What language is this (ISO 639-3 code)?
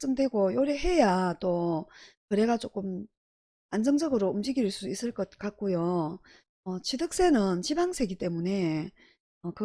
kor